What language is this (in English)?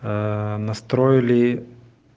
Russian